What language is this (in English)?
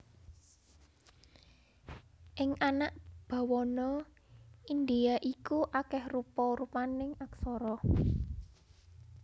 Javanese